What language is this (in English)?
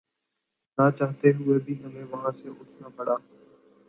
Urdu